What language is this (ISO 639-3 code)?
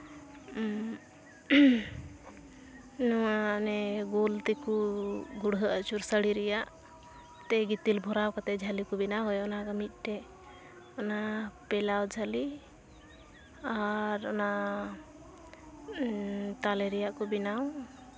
sat